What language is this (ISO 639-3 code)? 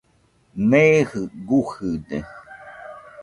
hux